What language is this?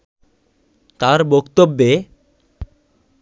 Bangla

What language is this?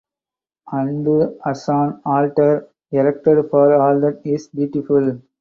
English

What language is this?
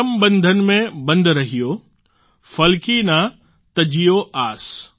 Gujarati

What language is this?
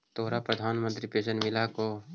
Magahi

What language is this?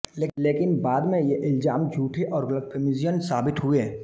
Hindi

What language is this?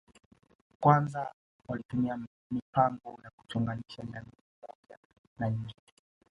Swahili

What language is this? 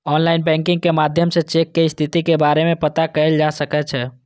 Maithili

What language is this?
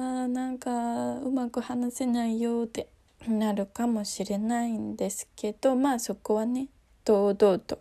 Japanese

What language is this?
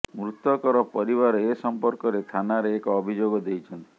Odia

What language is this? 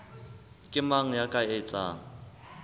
Southern Sotho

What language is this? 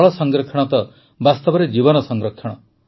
Odia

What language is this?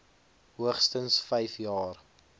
Afrikaans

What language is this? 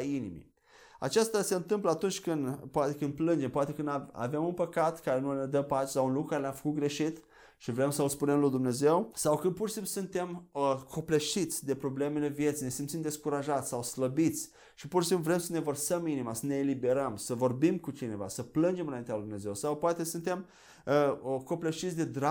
Romanian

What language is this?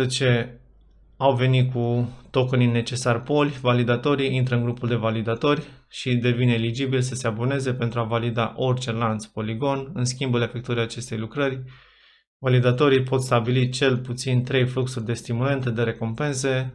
Romanian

